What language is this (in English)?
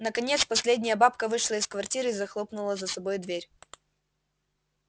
Russian